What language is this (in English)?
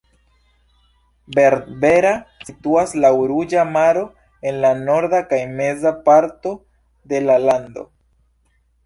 Esperanto